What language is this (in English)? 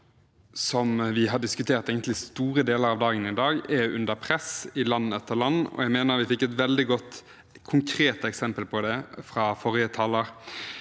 Norwegian